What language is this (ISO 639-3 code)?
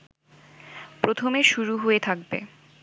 ben